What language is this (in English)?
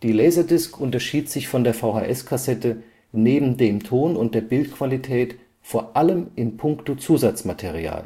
German